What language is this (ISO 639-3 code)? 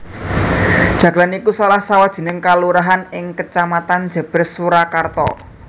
jav